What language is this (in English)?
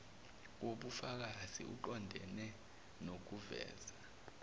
Zulu